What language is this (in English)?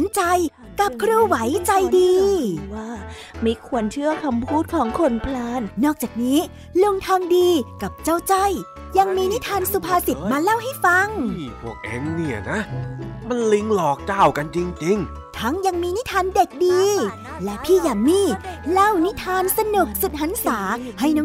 Thai